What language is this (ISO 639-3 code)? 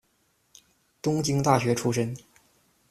zho